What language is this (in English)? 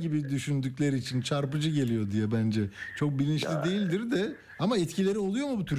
Turkish